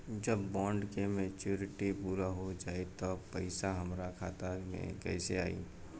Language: Bhojpuri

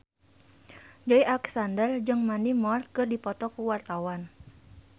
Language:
Sundanese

